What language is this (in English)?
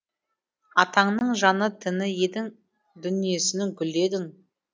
Kazakh